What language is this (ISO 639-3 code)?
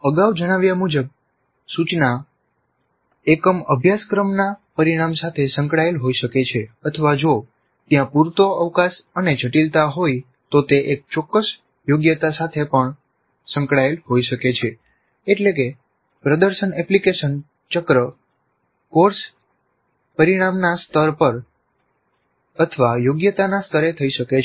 guj